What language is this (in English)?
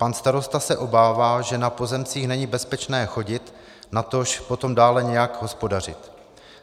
Czech